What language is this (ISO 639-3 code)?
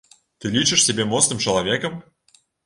bel